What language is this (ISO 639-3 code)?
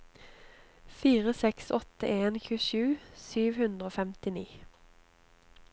nor